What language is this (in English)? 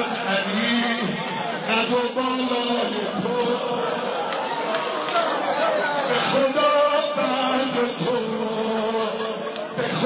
Persian